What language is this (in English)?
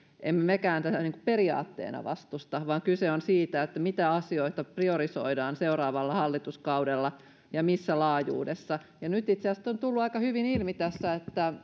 Finnish